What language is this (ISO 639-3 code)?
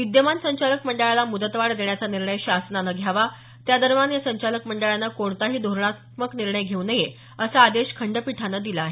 mar